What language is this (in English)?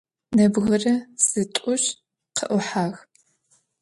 Adyghe